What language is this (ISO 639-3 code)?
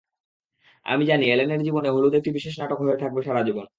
ben